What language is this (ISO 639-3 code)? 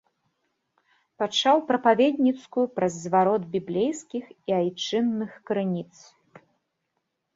bel